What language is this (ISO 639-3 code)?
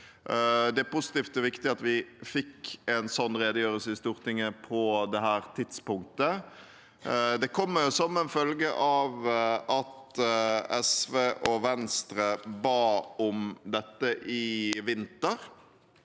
nor